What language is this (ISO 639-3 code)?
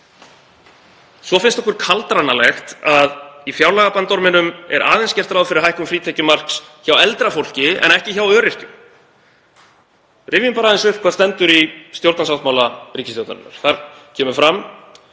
isl